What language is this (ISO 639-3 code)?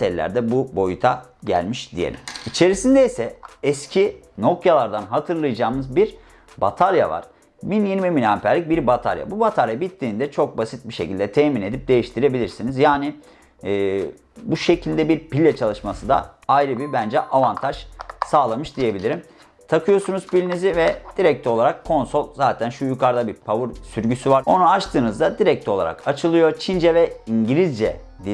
tur